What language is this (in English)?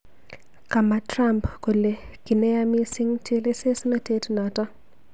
Kalenjin